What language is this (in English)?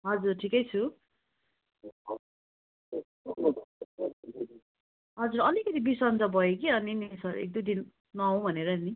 Nepali